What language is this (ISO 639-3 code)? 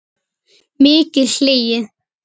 isl